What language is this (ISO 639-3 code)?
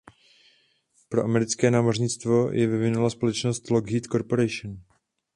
ces